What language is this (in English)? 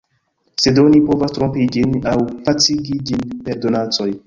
Esperanto